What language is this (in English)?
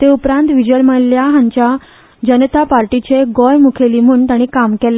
Konkani